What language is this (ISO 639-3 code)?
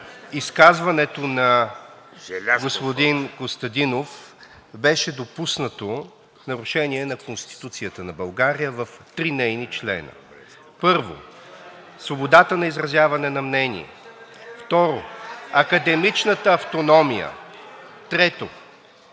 bul